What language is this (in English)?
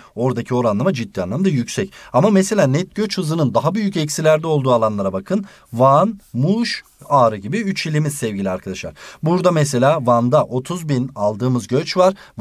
Turkish